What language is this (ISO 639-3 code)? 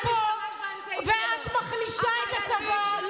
heb